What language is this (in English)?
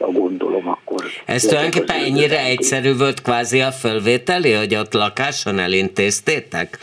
Hungarian